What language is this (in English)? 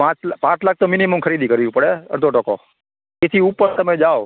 Gujarati